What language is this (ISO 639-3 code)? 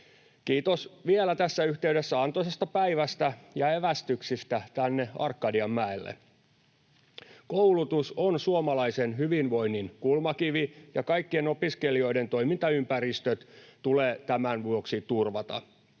fin